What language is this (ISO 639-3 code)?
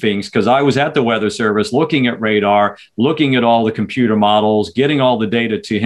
eng